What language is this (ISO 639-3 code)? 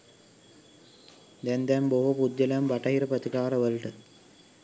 sin